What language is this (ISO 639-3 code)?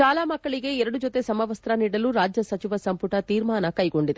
kan